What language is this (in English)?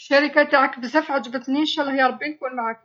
Algerian Arabic